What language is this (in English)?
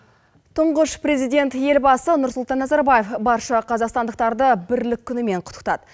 Kazakh